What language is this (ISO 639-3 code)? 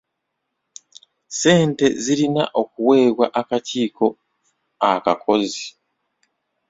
lug